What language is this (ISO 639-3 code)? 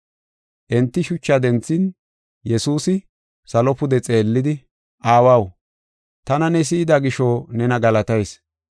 gof